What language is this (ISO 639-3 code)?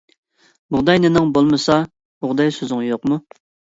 uig